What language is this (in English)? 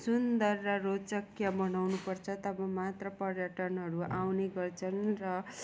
Nepali